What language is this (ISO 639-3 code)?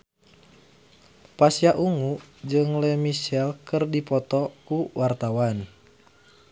sun